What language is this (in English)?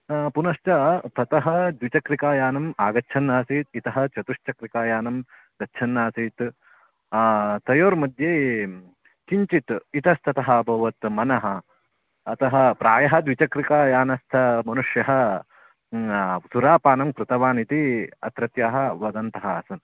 Sanskrit